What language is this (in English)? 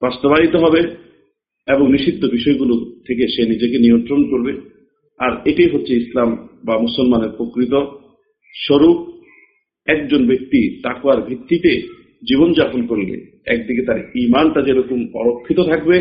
Bangla